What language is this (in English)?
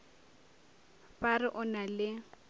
Northern Sotho